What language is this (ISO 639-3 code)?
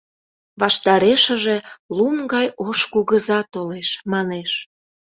chm